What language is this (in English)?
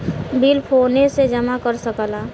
Bhojpuri